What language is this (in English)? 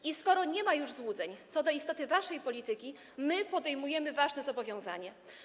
Polish